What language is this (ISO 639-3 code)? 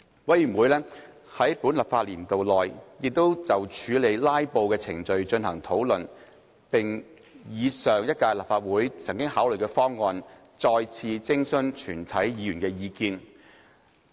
yue